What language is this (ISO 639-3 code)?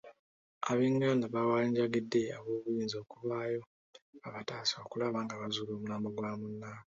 lug